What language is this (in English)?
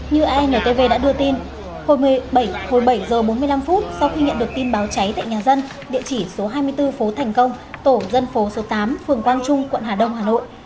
Vietnamese